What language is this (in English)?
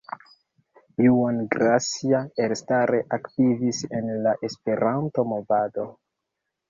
Esperanto